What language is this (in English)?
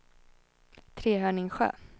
Swedish